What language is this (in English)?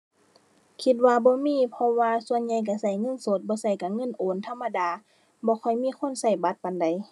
Thai